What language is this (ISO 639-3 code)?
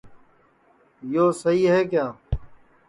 ssi